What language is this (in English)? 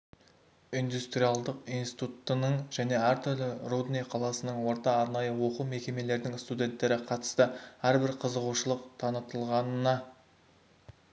Kazakh